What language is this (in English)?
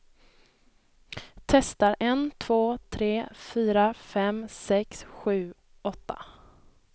Swedish